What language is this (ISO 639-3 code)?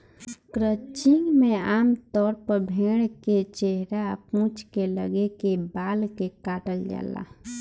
bho